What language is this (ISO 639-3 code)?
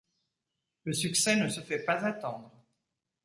fra